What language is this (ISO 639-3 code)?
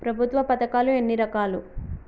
tel